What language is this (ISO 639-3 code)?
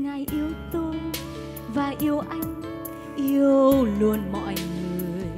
vie